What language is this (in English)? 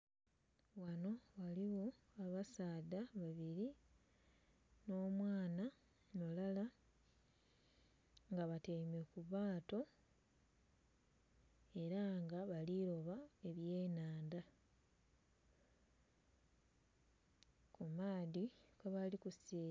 Soga